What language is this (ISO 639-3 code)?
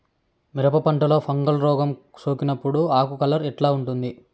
tel